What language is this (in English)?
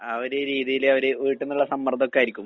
Malayalam